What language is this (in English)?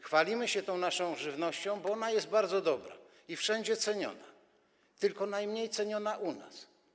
Polish